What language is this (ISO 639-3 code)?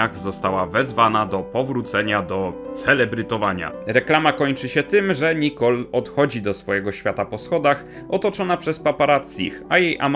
pol